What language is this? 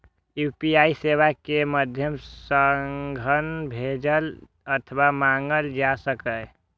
Maithili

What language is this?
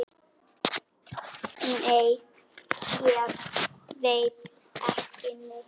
Icelandic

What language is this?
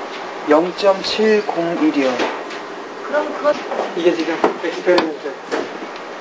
Korean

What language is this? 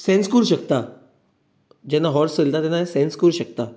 Konkani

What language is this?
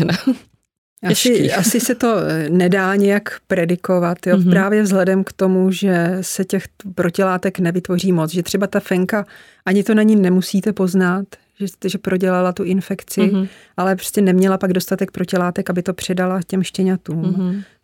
Czech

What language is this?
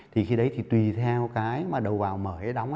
Vietnamese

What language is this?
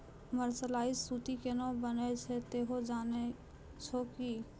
Maithili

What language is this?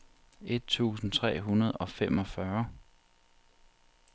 Danish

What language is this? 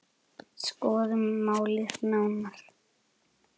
Icelandic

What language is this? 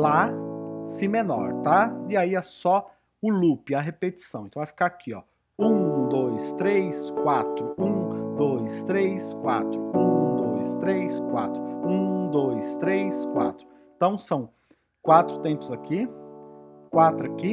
Portuguese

